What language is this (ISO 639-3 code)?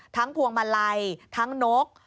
tha